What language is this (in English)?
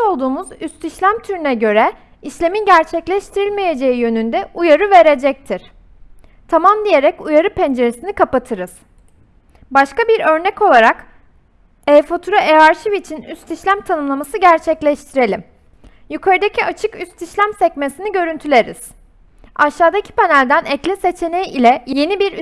Turkish